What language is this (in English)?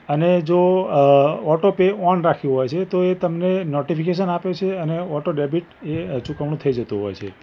Gujarati